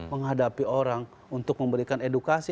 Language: Indonesian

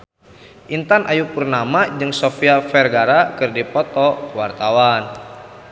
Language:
Sundanese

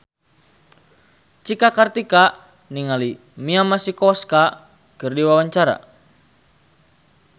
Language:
Sundanese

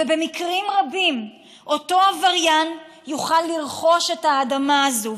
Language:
Hebrew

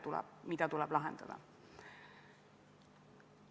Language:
Estonian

